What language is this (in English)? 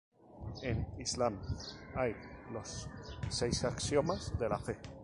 Spanish